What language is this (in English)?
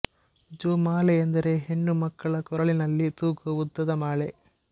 Kannada